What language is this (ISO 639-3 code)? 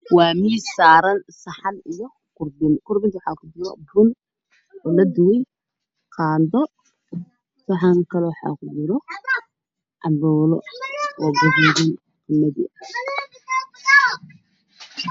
som